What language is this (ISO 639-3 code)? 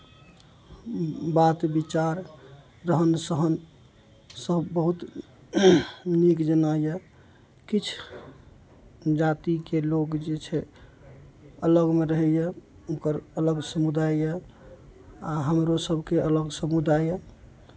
mai